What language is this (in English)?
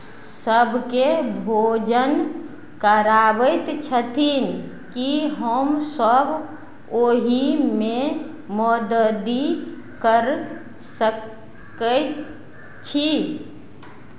Maithili